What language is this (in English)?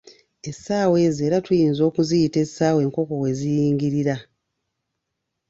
Ganda